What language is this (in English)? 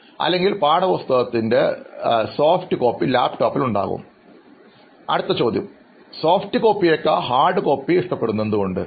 Malayalam